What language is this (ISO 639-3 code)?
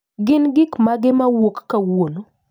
luo